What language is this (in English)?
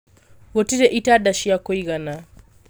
Kikuyu